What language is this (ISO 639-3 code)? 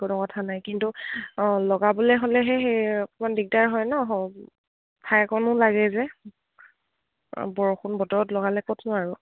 asm